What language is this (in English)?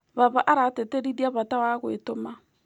Kikuyu